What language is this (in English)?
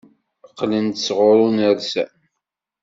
Kabyle